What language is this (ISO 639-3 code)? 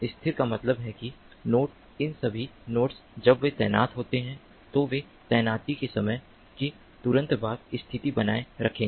hin